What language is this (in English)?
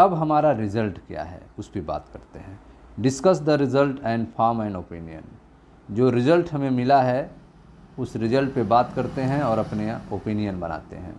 Hindi